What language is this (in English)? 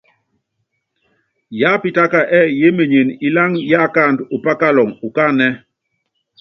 Yangben